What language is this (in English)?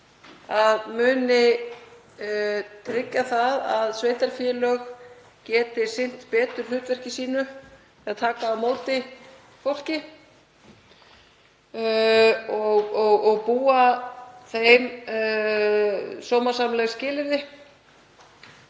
Icelandic